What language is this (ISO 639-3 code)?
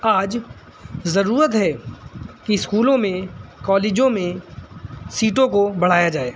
urd